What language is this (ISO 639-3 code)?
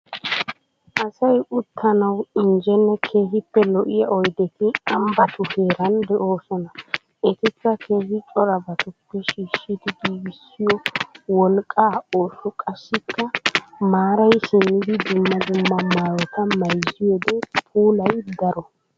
wal